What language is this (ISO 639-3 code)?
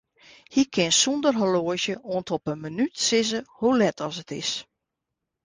fry